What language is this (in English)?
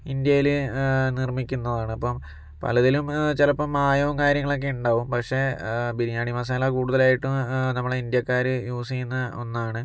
Malayalam